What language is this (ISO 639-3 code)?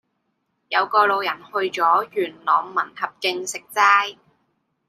yue